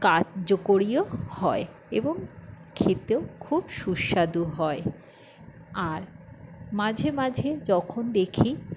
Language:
Bangla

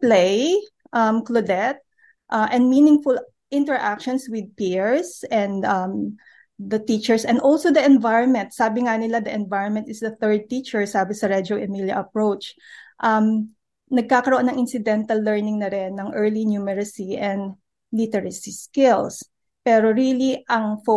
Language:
Filipino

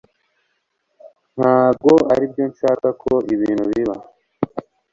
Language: Kinyarwanda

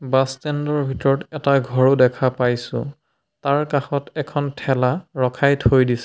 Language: Assamese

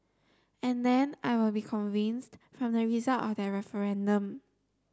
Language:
English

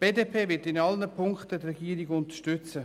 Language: Swiss German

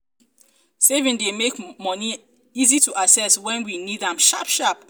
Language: Nigerian Pidgin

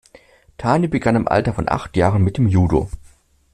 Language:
German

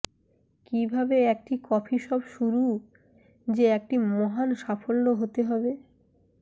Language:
Bangla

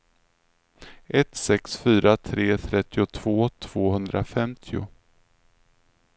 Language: Swedish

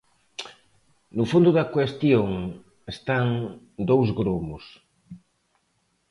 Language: Galician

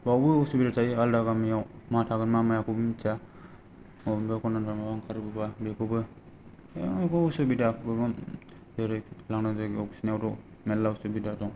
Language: Bodo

